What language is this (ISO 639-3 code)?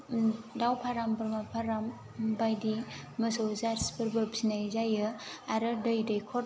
brx